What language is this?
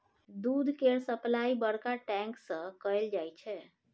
Maithili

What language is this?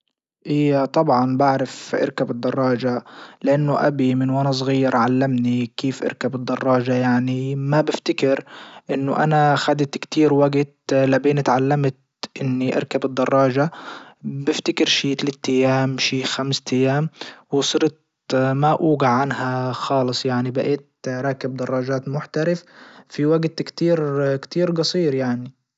Libyan Arabic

